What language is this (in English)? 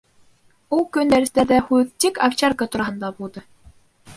Bashkir